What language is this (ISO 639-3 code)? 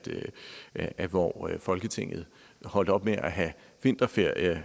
dan